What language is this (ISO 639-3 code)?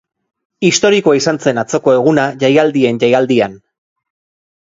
eus